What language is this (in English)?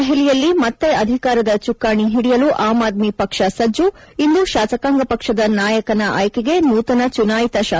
Kannada